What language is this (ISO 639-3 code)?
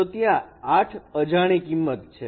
guj